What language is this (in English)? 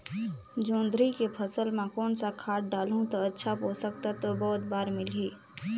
Chhattisgarhi